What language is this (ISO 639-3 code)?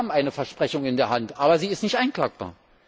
deu